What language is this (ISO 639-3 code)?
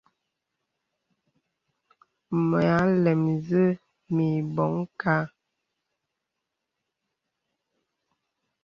beb